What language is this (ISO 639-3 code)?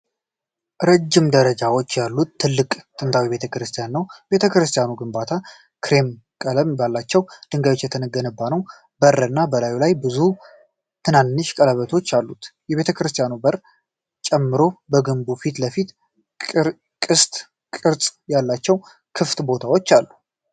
amh